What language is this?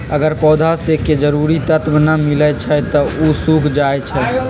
Magahi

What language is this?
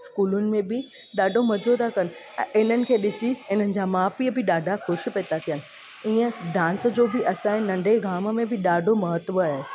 Sindhi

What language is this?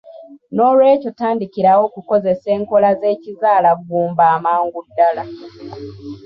Ganda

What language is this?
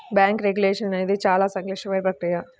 Telugu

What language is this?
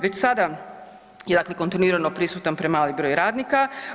Croatian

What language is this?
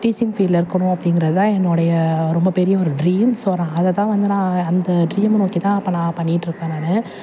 Tamil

